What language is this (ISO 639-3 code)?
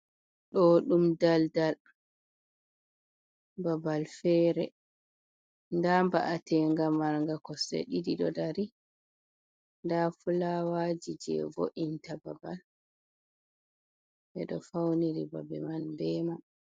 ful